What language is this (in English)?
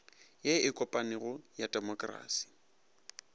Northern Sotho